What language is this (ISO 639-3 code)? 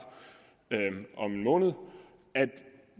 dan